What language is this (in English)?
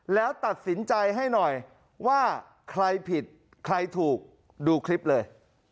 Thai